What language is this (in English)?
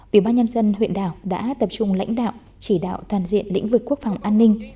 Vietnamese